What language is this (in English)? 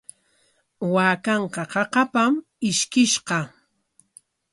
Corongo Ancash Quechua